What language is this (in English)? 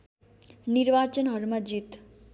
Nepali